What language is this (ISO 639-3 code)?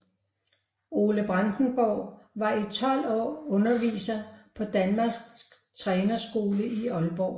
dan